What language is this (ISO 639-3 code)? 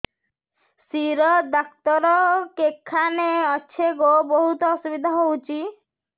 ori